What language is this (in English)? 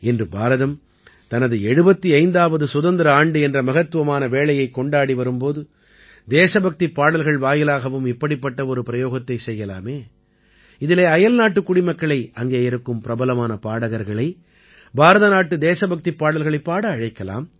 Tamil